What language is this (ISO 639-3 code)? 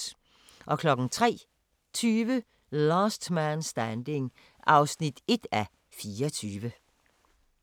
dan